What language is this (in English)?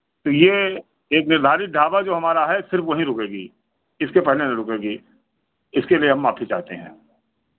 Hindi